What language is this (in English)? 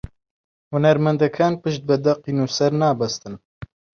Central Kurdish